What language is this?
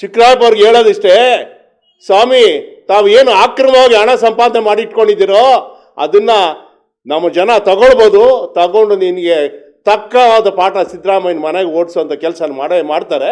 Turkish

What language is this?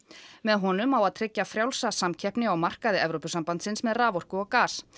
Icelandic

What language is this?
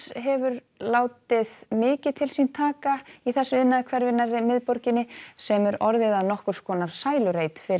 Icelandic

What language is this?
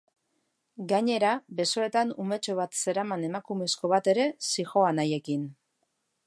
Basque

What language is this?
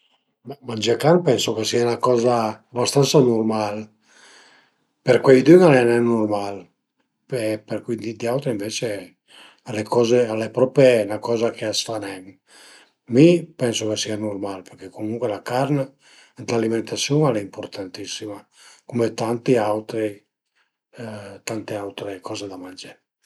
Piedmontese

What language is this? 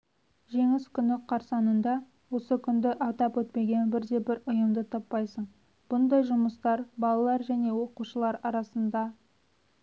Kazakh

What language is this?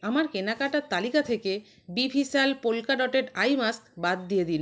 Bangla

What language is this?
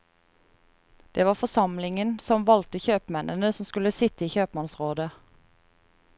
Norwegian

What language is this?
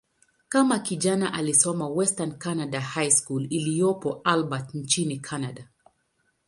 Swahili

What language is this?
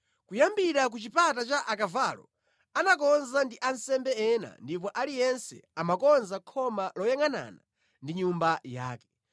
Nyanja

